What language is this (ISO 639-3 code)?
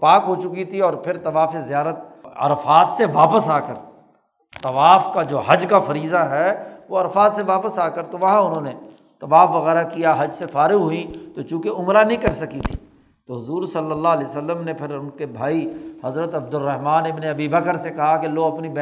urd